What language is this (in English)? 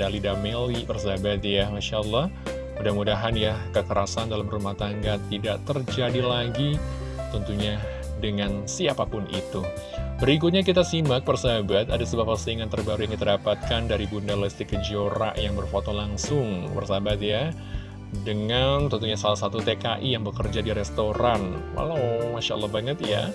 Indonesian